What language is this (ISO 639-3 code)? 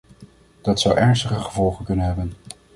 nld